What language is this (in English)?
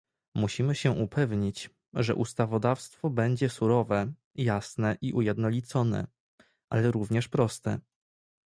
Polish